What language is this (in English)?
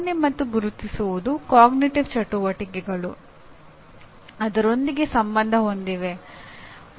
Kannada